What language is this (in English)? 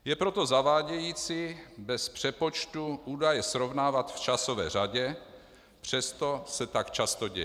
Czech